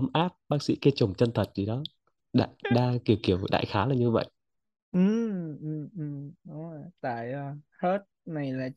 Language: Vietnamese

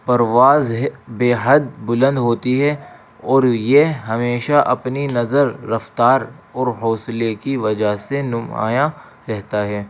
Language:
Urdu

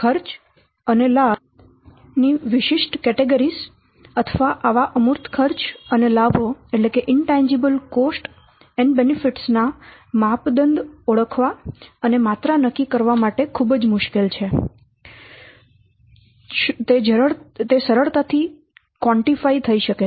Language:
Gujarati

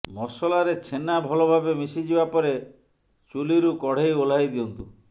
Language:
Odia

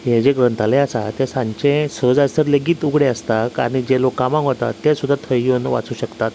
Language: Konkani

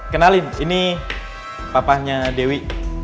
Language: Indonesian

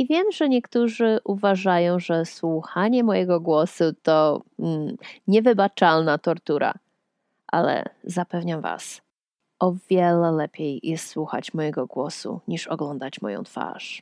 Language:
Polish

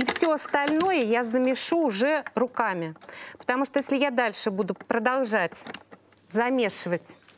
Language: Russian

